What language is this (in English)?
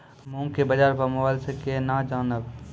Maithili